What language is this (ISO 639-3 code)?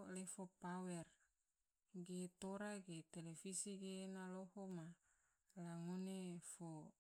tvo